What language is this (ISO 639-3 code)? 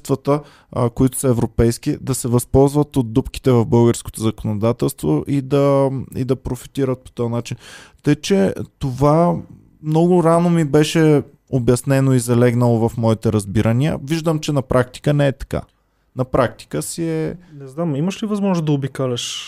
bul